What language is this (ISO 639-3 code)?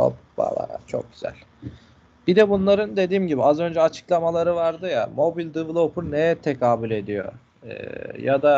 tur